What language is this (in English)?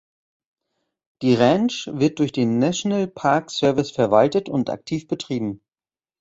German